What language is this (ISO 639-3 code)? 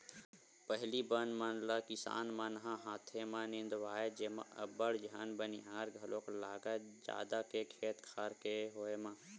hne